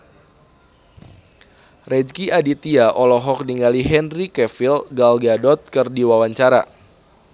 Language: Sundanese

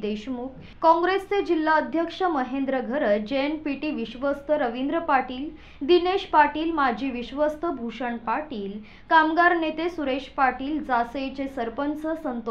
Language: Marathi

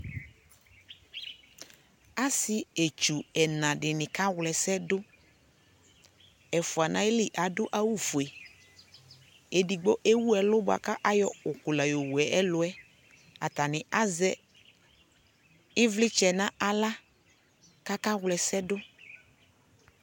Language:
Ikposo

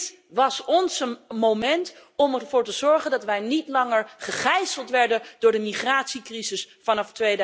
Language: Dutch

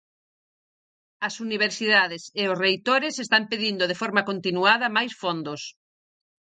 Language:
Galician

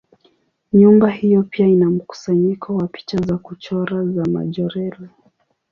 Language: Swahili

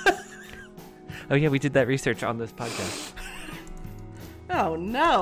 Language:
English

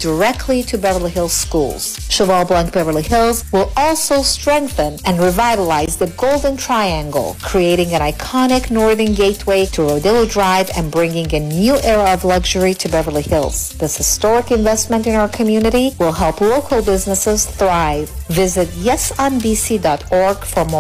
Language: Persian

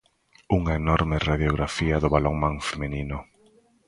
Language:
Galician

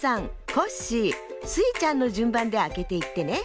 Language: Japanese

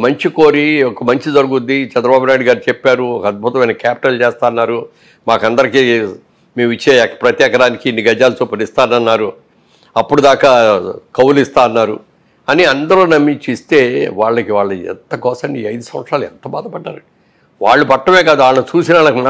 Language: Telugu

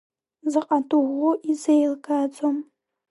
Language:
Abkhazian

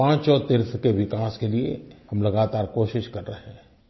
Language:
Hindi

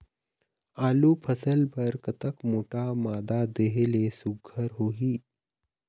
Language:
Chhattisgarhi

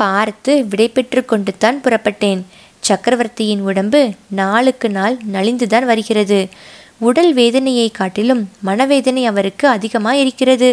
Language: Tamil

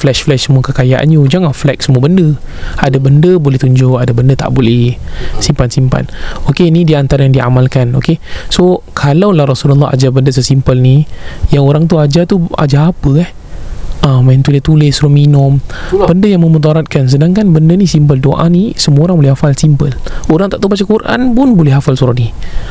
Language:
Malay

